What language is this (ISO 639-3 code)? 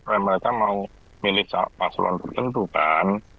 ind